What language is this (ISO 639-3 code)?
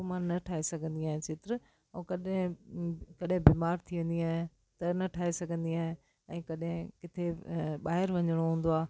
snd